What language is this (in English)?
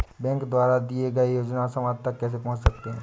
Hindi